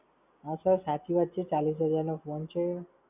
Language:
Gujarati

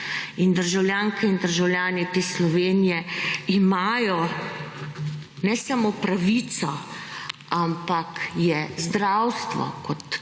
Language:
Slovenian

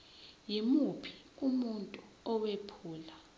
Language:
Zulu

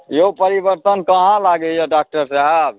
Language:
Maithili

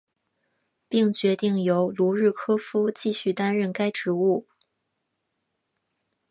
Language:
Chinese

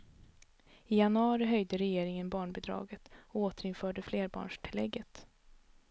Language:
Swedish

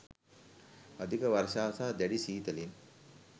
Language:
Sinhala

